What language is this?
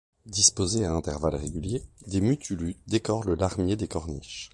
French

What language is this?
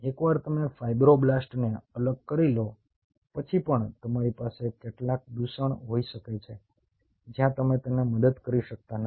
Gujarati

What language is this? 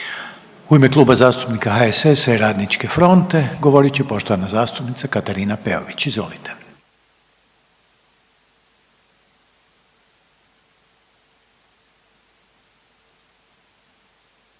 Croatian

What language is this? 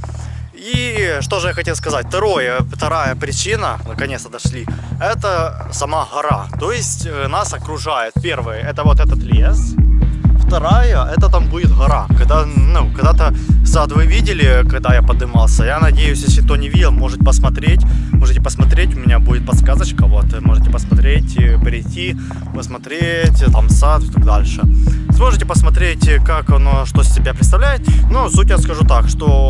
Russian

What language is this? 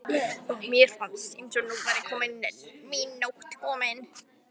Icelandic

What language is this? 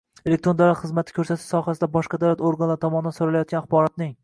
Uzbek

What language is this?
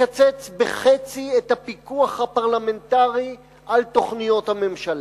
Hebrew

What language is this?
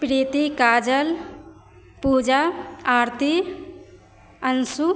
Maithili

